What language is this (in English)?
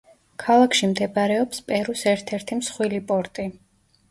Georgian